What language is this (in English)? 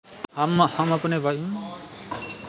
Hindi